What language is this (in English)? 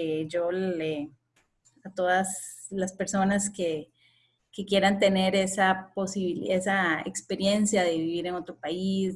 Spanish